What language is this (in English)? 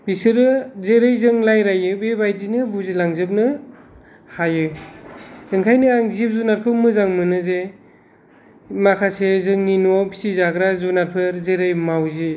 Bodo